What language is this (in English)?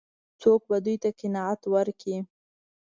Pashto